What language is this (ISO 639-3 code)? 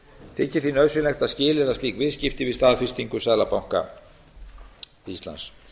isl